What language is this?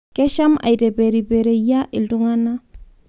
Masai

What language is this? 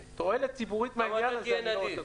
Hebrew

